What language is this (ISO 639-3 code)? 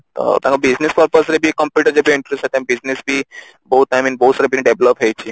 ori